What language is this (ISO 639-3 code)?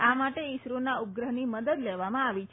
guj